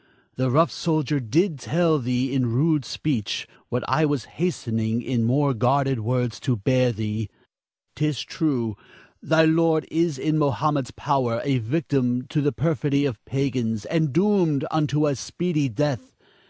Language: English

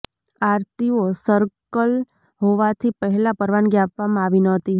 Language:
Gujarati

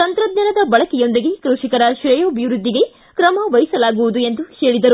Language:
Kannada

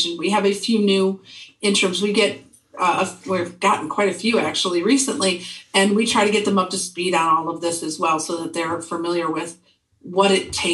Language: English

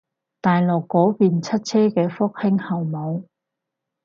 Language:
Cantonese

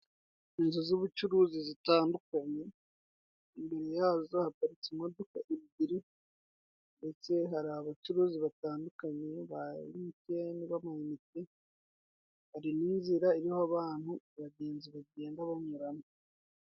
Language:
Kinyarwanda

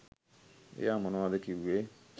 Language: Sinhala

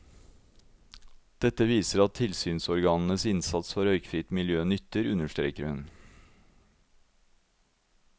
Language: Norwegian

